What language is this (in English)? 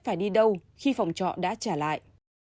Vietnamese